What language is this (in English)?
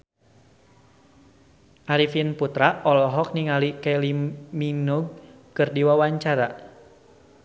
Sundanese